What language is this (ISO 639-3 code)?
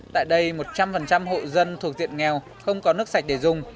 vie